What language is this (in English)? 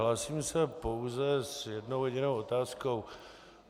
Czech